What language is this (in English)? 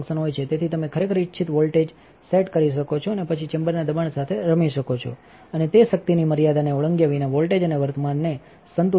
Gujarati